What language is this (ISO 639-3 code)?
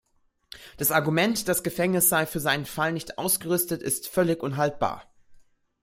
deu